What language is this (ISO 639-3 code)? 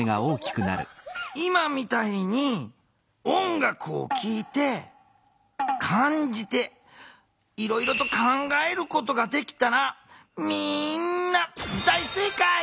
jpn